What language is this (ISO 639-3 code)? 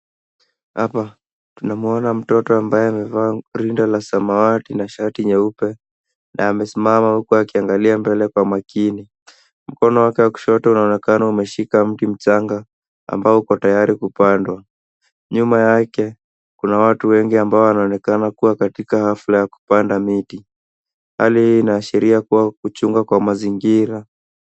swa